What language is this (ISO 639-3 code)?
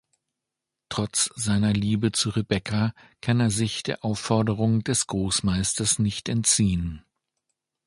deu